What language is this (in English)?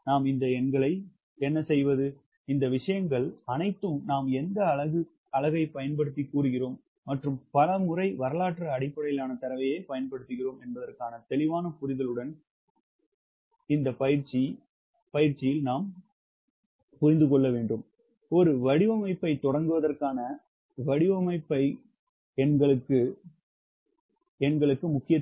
Tamil